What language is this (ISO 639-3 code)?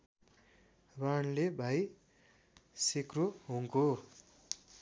nep